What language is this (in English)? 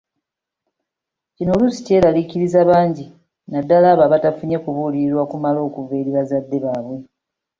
Ganda